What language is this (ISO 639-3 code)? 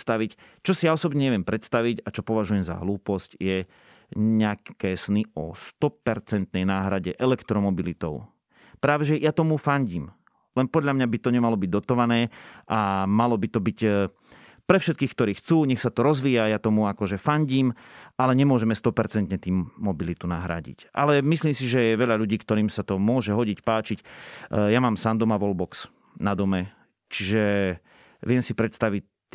slk